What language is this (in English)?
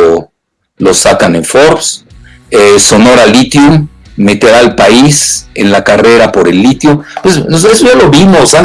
Spanish